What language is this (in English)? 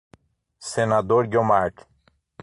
Portuguese